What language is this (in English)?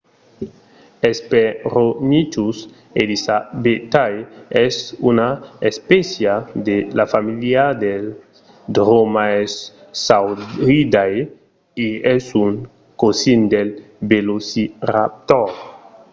Occitan